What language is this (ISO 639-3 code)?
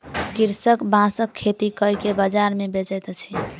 mai